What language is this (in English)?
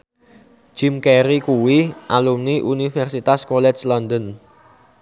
Javanese